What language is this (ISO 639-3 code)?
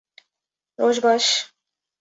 kur